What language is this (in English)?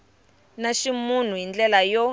Tsonga